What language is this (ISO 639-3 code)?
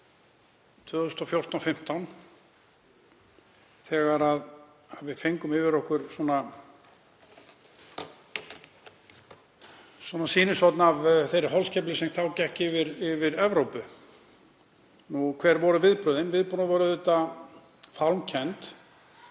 isl